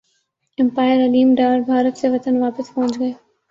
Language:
Urdu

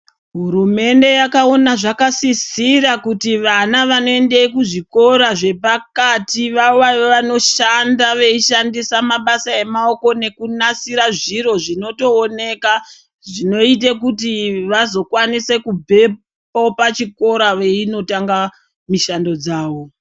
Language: Ndau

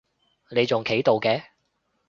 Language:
Cantonese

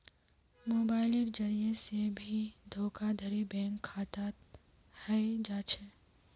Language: Magahi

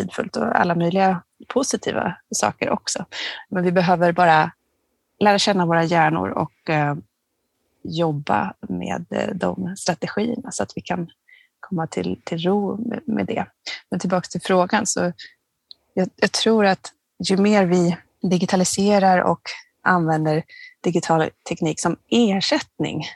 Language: Swedish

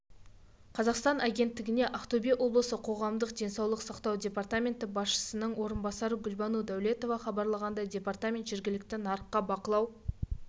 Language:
Kazakh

